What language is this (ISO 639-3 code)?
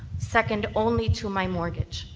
eng